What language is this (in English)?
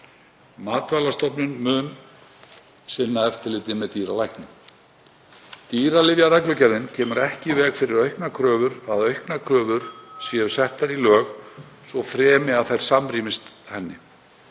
Icelandic